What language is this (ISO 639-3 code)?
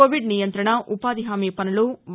tel